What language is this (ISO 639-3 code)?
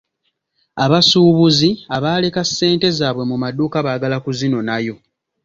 lug